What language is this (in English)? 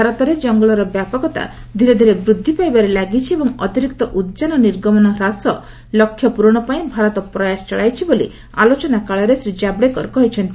Odia